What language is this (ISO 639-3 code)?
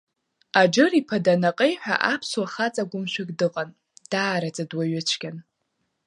abk